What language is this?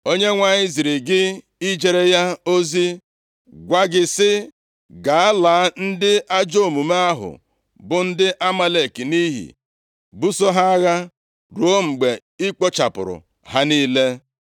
Igbo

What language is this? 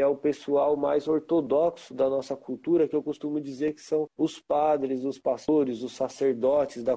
Portuguese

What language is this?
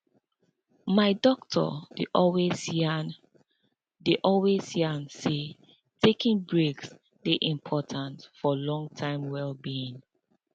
Nigerian Pidgin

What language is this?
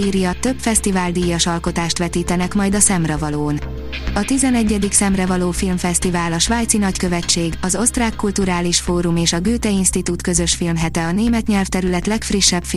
Hungarian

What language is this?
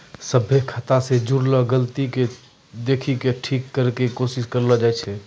Maithili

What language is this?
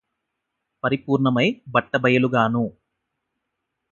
Telugu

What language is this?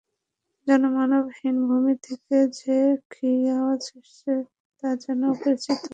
Bangla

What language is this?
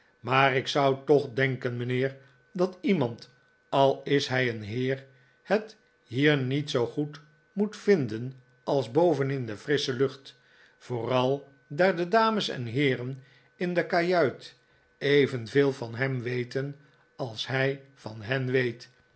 Dutch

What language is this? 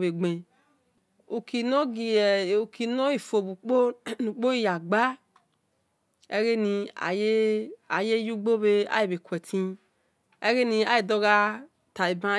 Esan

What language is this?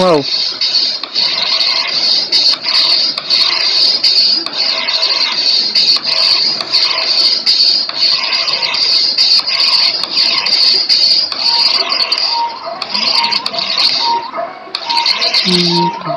Spanish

